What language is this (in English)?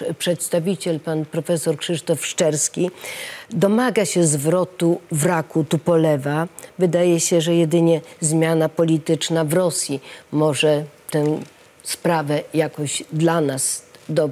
Polish